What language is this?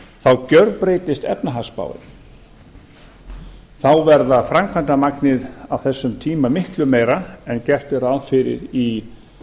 Icelandic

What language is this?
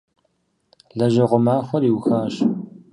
Kabardian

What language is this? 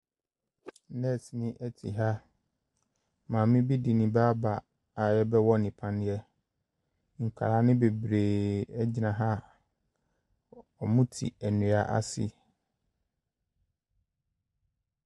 Akan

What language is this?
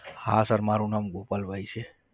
Gujarati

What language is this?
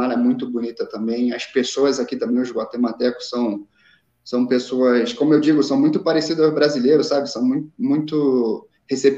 Portuguese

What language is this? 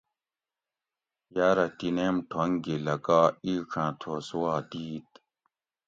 Gawri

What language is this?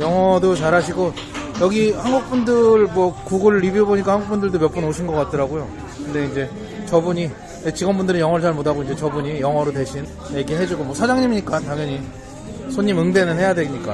Korean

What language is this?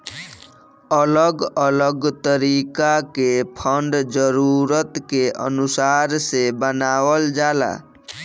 Bhojpuri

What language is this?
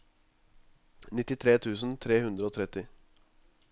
Norwegian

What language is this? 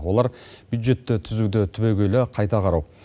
Kazakh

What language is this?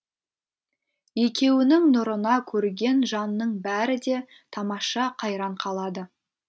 Kazakh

